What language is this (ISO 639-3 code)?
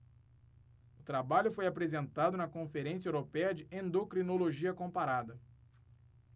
por